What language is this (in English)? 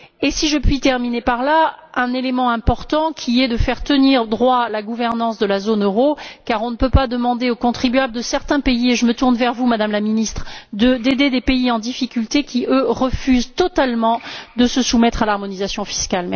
French